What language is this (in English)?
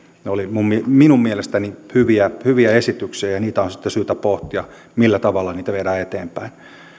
Finnish